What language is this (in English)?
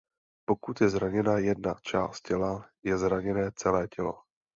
Czech